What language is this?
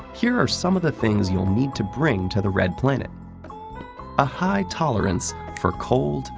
English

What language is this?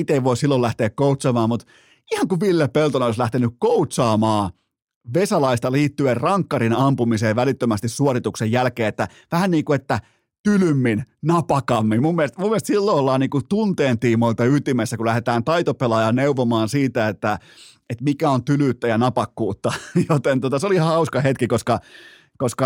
Finnish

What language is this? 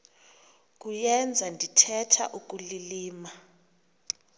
Xhosa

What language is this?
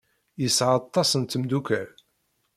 Kabyle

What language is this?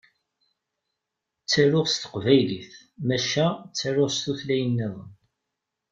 Kabyle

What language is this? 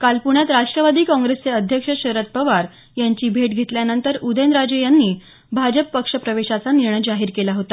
Marathi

